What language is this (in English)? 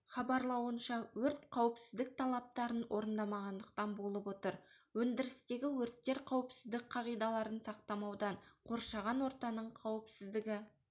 Kazakh